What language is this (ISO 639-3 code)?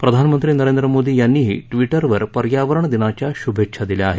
mar